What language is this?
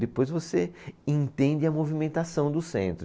Portuguese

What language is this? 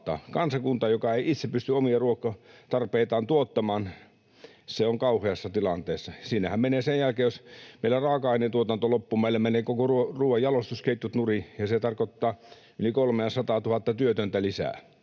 Finnish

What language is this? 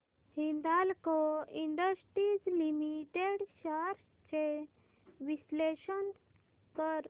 Marathi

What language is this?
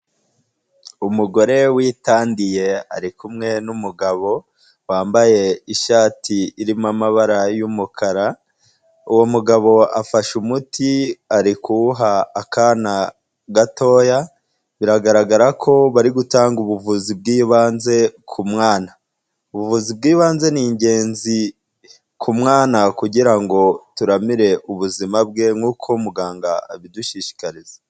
Kinyarwanda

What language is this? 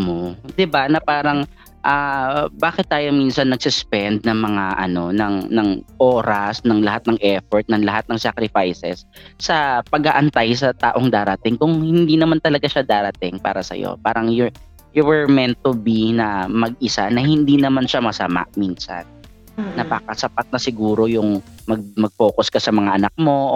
Filipino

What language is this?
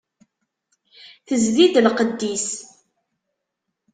Kabyle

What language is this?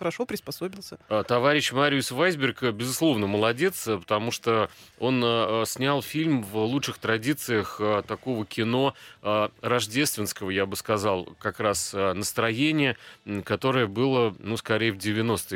Russian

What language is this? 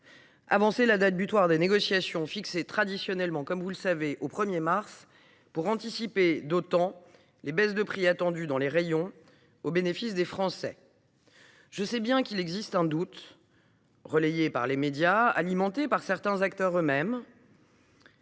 French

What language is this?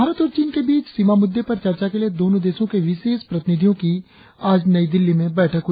Hindi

